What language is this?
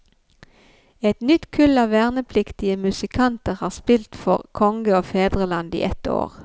Norwegian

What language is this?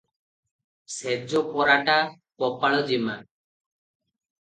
Odia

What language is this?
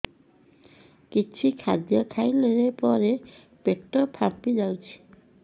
Odia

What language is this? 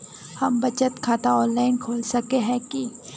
Magahi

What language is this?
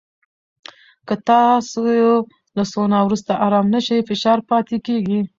Pashto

